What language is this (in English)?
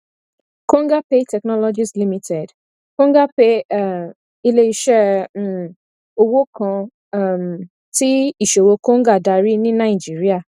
Yoruba